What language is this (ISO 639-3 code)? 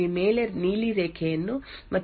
kan